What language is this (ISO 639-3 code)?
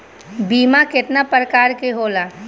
bho